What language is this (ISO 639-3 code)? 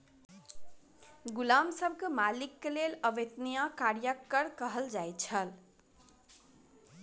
mai